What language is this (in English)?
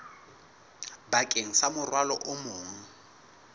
Southern Sotho